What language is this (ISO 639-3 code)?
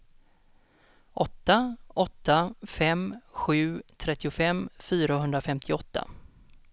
swe